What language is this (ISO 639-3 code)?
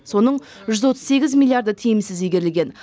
kaz